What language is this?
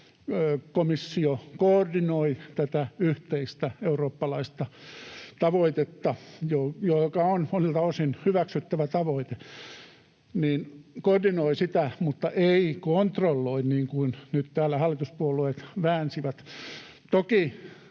Finnish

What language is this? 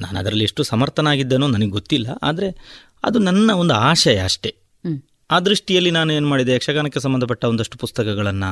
Kannada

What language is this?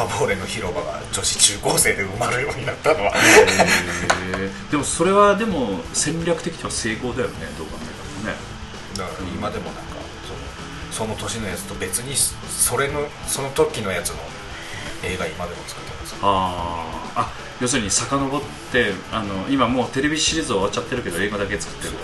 Japanese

